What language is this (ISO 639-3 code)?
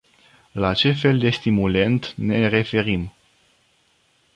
ron